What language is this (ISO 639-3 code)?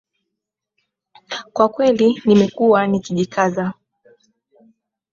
swa